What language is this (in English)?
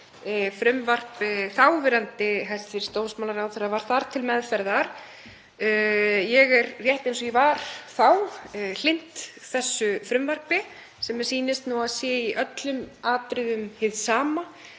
Icelandic